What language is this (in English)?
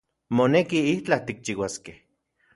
Central Puebla Nahuatl